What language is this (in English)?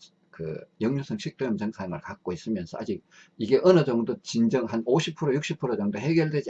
Korean